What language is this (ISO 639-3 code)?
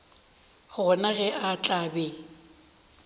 nso